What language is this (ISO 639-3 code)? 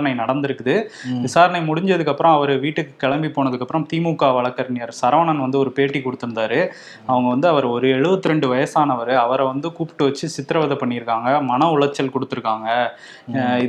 tam